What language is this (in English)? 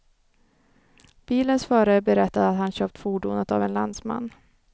Swedish